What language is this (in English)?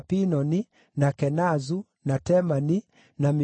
Kikuyu